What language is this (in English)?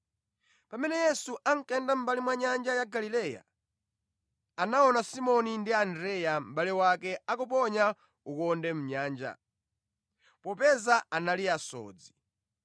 Nyanja